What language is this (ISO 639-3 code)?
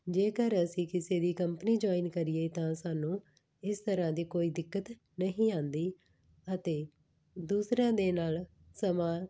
pan